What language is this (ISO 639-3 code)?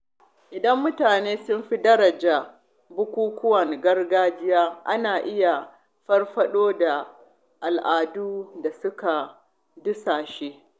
hau